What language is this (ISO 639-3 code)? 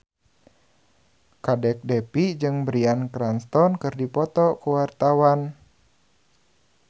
sun